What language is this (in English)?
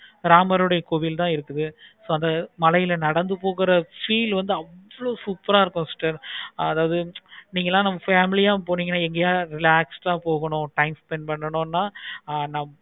Tamil